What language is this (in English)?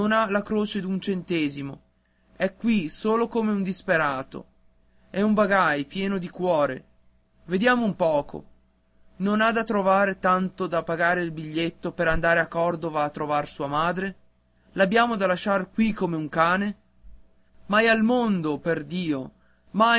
Italian